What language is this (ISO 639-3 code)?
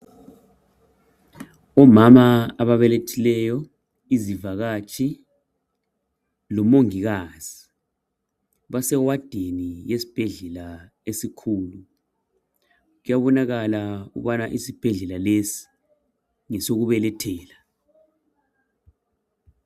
nde